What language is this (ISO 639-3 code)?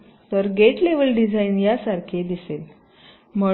mar